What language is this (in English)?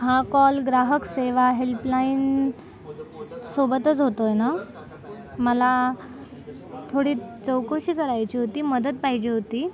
Marathi